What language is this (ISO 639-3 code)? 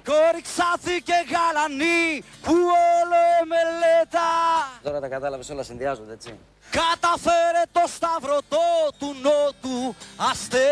ell